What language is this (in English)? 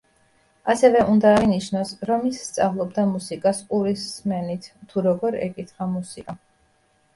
Georgian